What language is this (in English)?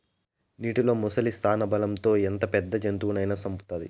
Telugu